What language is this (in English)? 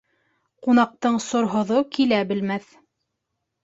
Bashkir